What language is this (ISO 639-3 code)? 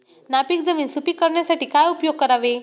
mar